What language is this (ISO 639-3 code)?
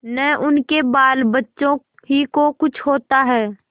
hin